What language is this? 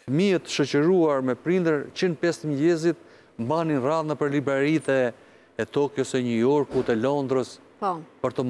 Romanian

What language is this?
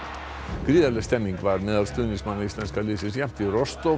Icelandic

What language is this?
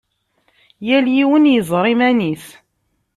Kabyle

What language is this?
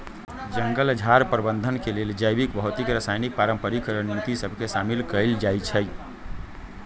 Magahi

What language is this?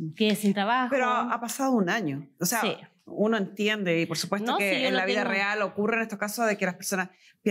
Spanish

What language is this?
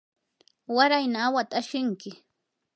Yanahuanca Pasco Quechua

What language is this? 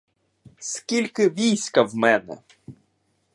Ukrainian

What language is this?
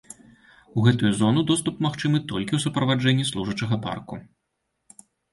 Belarusian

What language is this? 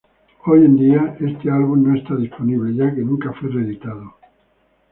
Spanish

